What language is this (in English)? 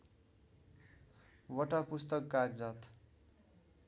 Nepali